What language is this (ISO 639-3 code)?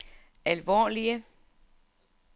dan